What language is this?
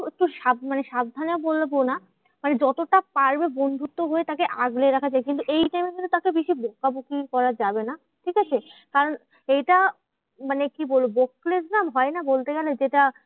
Bangla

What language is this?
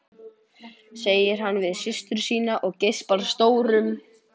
Icelandic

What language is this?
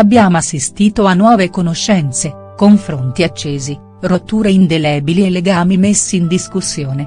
Italian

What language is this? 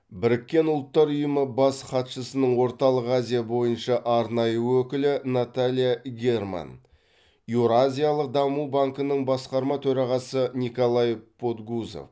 Kazakh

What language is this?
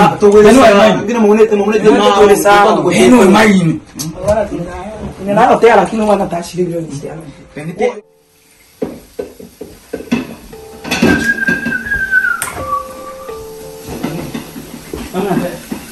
Indonesian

